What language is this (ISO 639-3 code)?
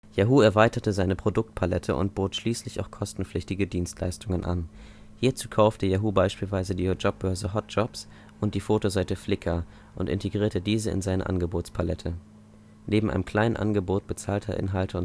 deu